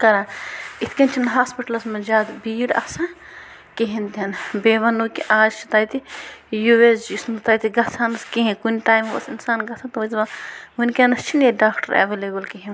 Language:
Kashmiri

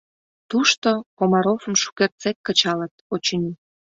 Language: Mari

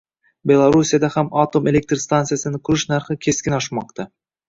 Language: Uzbek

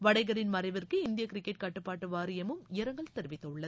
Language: Tamil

